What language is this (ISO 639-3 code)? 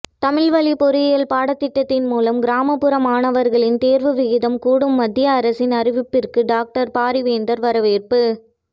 tam